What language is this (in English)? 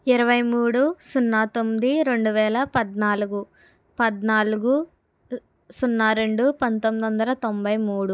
Telugu